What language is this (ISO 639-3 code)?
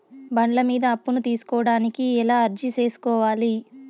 tel